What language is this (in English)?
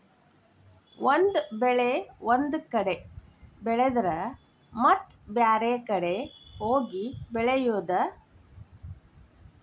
Kannada